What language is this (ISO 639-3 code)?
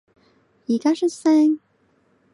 yue